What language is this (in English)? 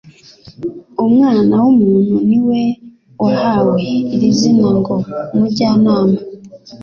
Kinyarwanda